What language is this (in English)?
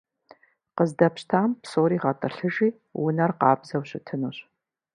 Kabardian